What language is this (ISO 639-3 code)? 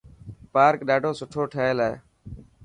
mki